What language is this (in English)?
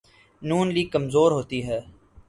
Urdu